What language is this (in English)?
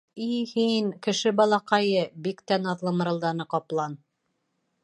Bashkir